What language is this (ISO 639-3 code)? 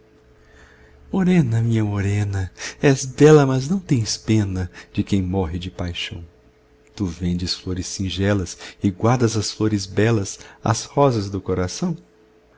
por